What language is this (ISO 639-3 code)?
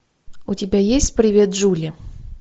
rus